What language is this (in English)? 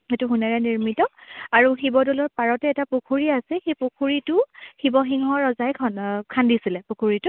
Assamese